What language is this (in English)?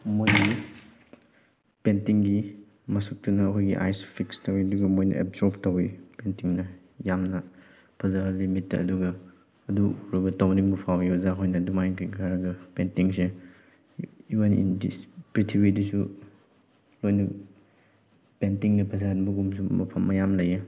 Manipuri